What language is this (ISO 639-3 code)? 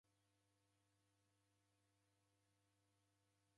dav